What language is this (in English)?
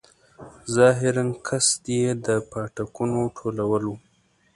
Pashto